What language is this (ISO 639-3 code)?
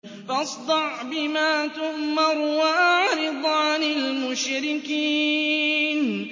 ara